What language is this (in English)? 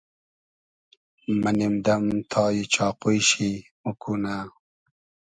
Hazaragi